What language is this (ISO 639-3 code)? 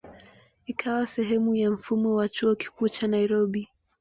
swa